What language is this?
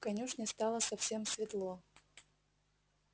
Russian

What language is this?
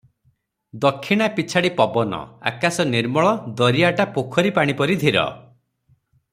Odia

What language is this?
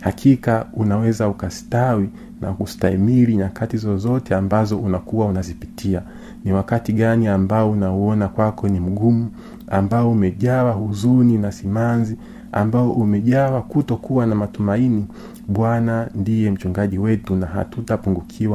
Swahili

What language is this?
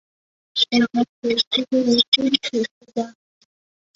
Chinese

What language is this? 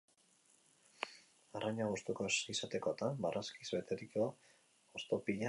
Basque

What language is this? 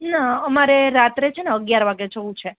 Gujarati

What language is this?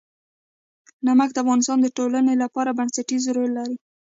Pashto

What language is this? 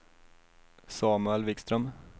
Swedish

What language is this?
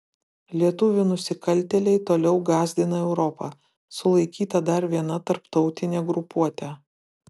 Lithuanian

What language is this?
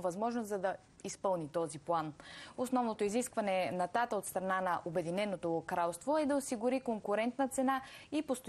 Bulgarian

